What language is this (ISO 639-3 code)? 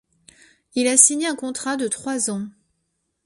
fra